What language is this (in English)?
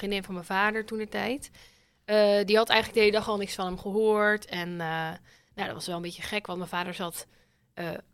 Dutch